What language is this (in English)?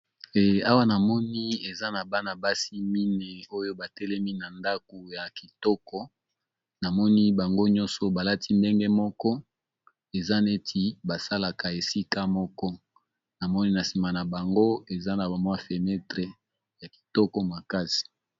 Lingala